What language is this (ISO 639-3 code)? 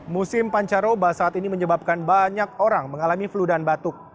ind